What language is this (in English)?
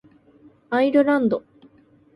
Japanese